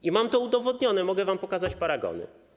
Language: Polish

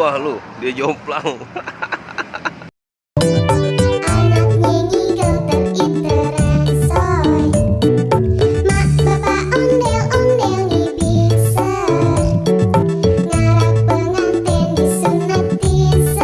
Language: Indonesian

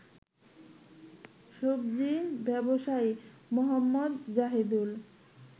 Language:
Bangla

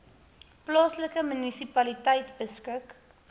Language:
Afrikaans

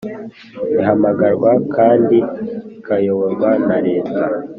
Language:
Kinyarwanda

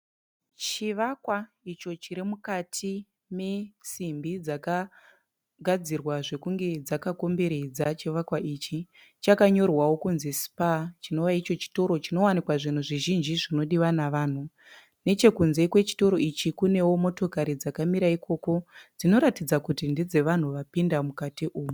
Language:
Shona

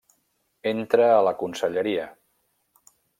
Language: Catalan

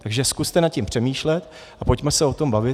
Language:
Czech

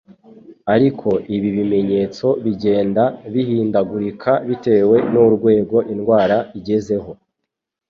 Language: Kinyarwanda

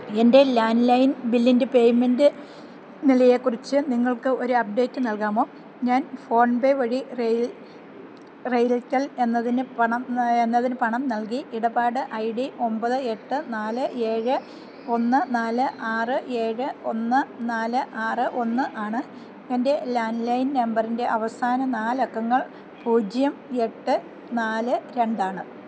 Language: Malayalam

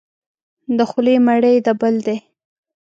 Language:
Pashto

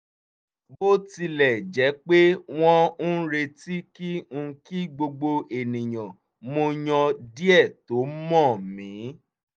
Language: Yoruba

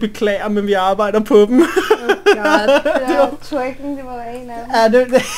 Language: Danish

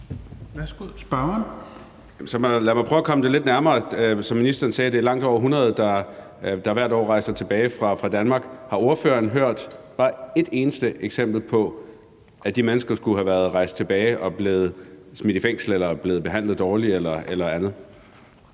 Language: Danish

